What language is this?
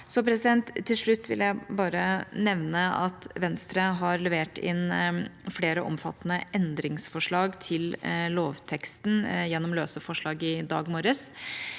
Norwegian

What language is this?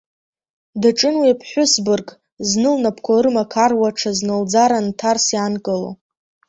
Abkhazian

